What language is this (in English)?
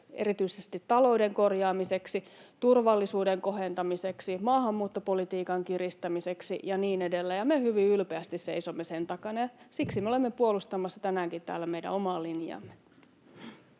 Finnish